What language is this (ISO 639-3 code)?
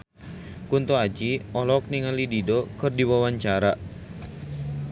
sun